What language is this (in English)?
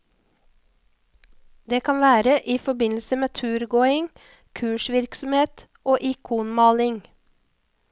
Norwegian